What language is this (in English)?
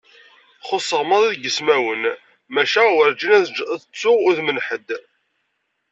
Kabyle